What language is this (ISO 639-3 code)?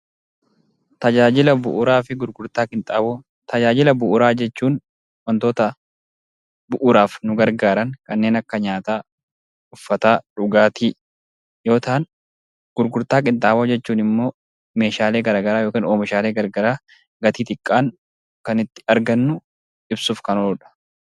orm